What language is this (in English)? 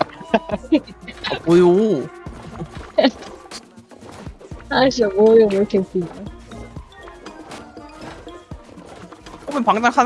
Korean